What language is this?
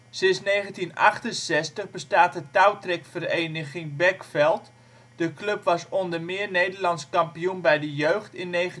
Dutch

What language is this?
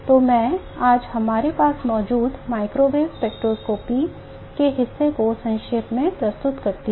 Hindi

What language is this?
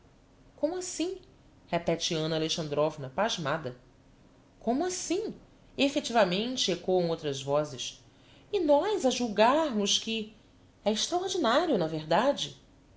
Portuguese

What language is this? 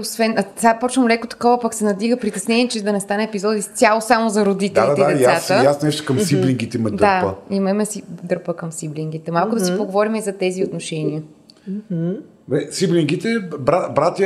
Bulgarian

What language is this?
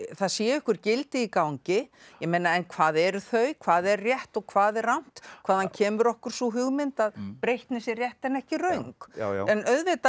Icelandic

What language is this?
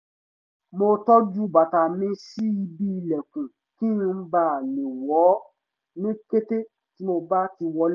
Yoruba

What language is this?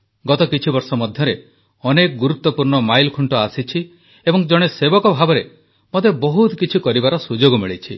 Odia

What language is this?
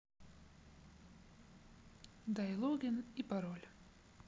Russian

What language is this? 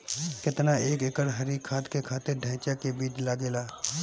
Bhojpuri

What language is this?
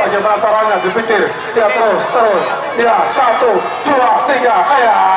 Indonesian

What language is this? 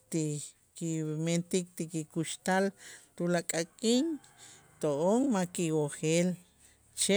Itzá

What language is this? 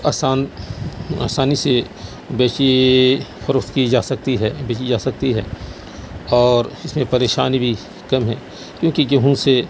Urdu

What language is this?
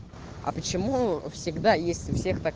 Russian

